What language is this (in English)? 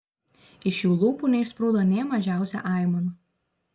Lithuanian